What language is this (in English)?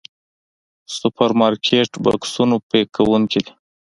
Pashto